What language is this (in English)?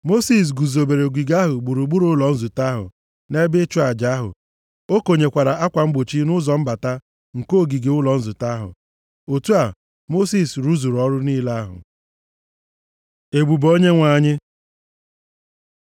Igbo